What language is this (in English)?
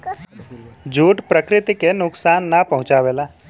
Bhojpuri